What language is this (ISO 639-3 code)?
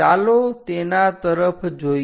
guj